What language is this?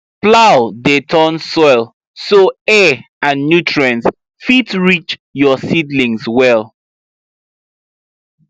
Nigerian Pidgin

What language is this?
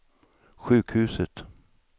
Swedish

